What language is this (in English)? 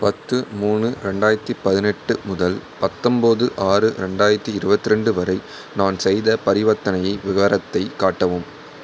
Tamil